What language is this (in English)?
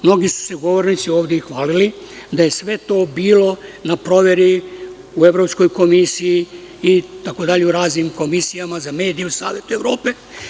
Serbian